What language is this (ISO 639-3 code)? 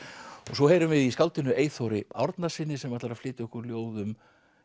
isl